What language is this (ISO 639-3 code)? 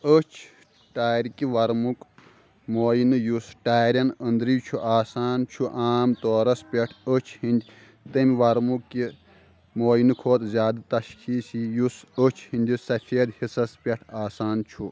kas